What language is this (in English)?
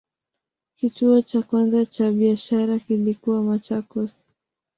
Swahili